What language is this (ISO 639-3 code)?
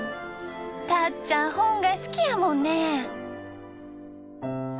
jpn